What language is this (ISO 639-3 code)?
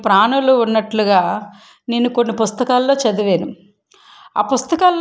tel